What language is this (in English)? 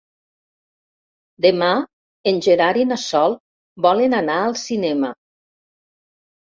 Catalan